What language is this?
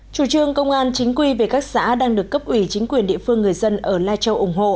Vietnamese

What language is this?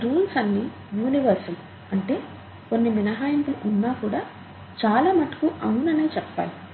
Telugu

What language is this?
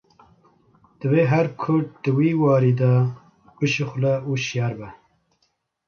Kurdish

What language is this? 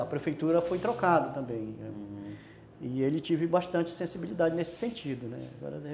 Portuguese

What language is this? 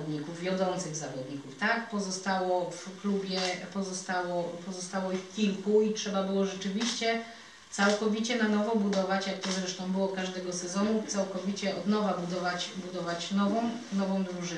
Polish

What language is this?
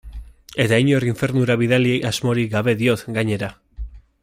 Basque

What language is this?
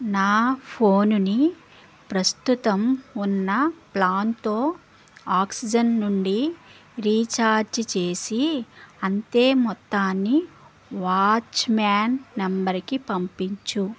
Telugu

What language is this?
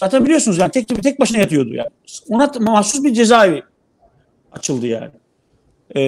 Turkish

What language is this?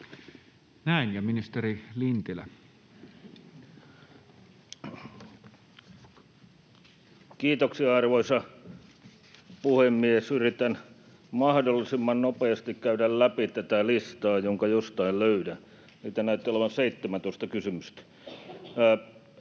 Finnish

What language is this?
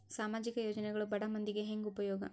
Kannada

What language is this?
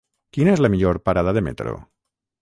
Catalan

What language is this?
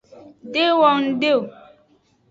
Aja (Benin)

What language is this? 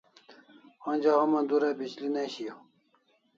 Kalasha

